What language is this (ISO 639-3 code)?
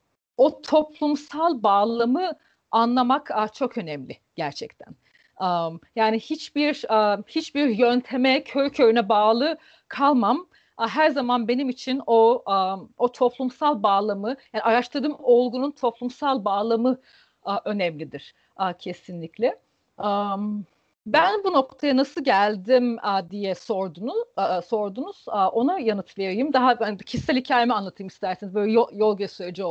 tur